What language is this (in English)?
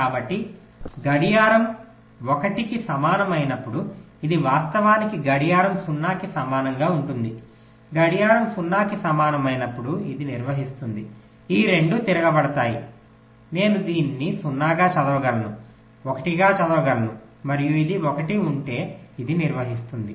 Telugu